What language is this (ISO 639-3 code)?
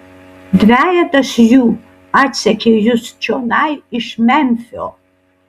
lit